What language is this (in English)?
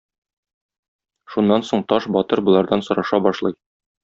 Tatar